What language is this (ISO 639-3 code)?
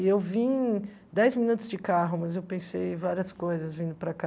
por